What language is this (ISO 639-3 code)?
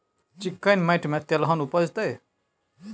mai